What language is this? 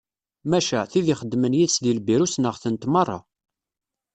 Kabyle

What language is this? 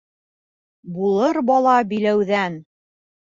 Bashkir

